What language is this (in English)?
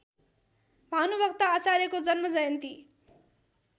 Nepali